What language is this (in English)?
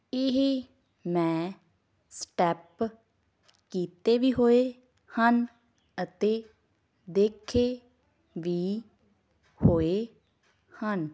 Punjabi